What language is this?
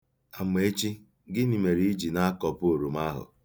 Igbo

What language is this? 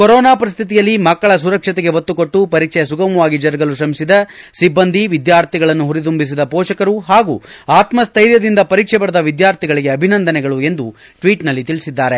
Kannada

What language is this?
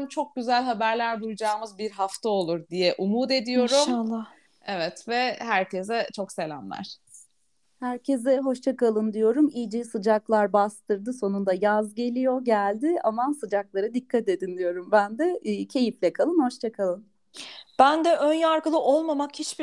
Turkish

